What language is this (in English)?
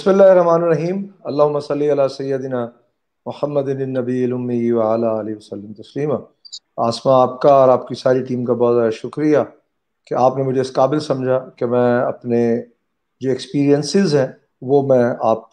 Urdu